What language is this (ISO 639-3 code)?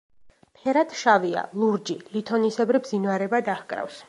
kat